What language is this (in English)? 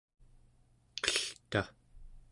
Central Yupik